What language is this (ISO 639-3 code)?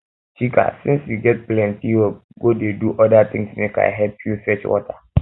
pcm